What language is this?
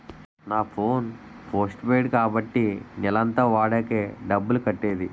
Telugu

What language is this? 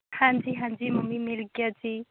Punjabi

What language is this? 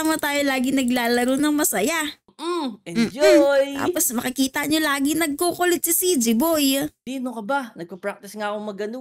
Filipino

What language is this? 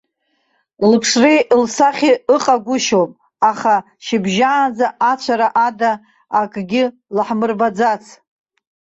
Abkhazian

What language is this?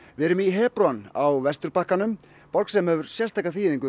Icelandic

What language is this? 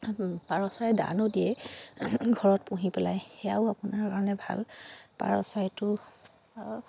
Assamese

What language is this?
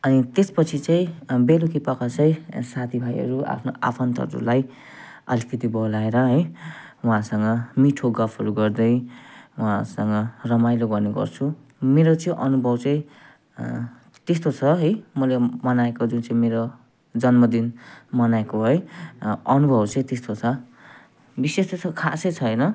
Nepali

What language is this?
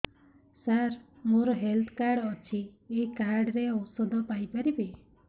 Odia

